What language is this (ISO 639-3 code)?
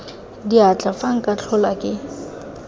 tsn